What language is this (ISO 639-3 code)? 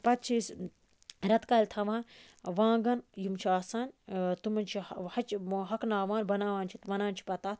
kas